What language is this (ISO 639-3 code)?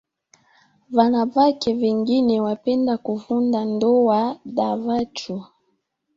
swa